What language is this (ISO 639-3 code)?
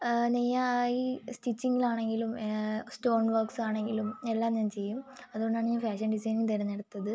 mal